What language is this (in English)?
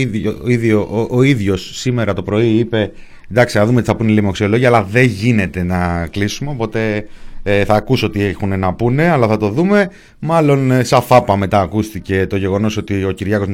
Greek